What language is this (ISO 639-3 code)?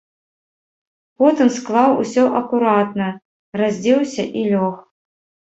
bel